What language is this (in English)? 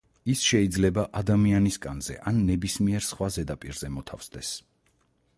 Georgian